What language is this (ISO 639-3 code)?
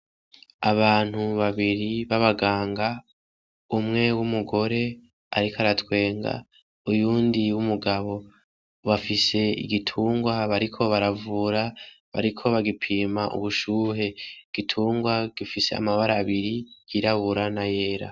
run